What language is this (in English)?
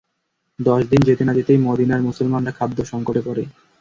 Bangla